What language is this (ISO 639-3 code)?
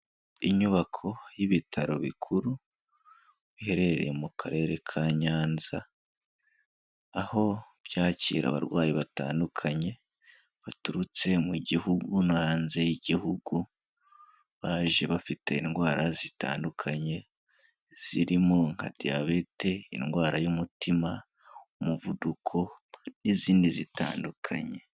kin